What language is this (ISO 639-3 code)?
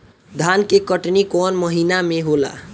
bho